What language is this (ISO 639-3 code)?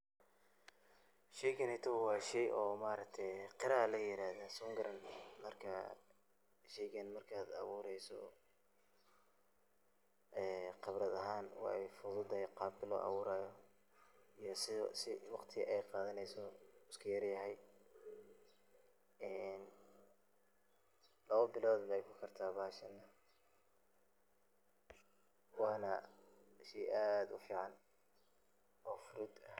som